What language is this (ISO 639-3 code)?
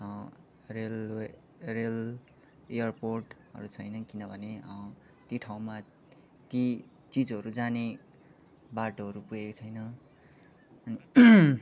nep